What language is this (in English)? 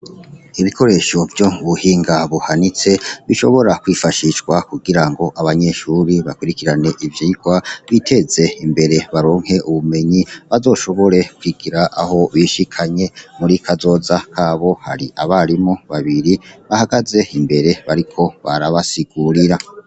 Rundi